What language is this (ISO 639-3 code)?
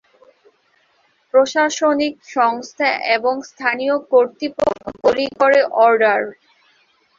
ben